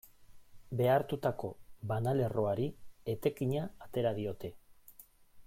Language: Basque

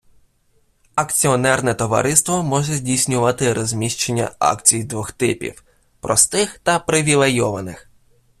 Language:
Ukrainian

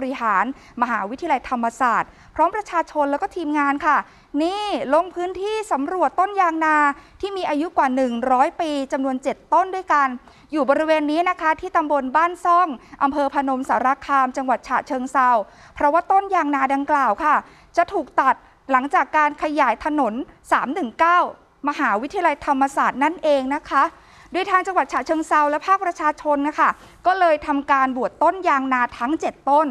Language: Thai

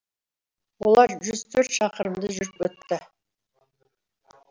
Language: Kazakh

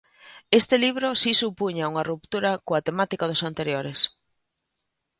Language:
Galician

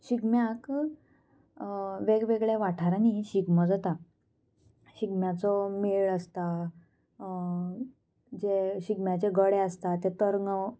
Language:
Konkani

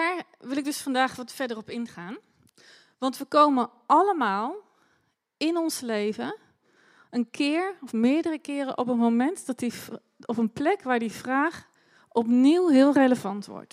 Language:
Dutch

